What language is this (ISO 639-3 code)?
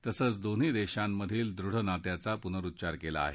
mar